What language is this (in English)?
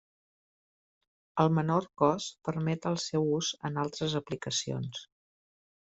Catalan